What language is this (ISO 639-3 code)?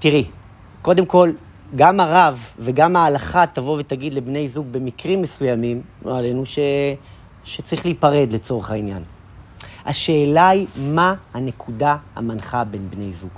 heb